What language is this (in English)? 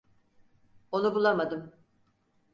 Turkish